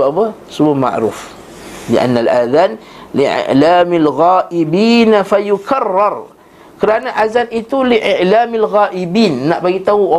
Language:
Malay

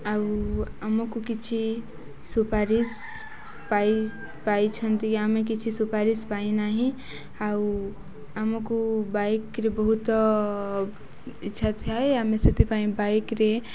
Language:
Odia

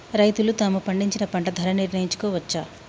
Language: Telugu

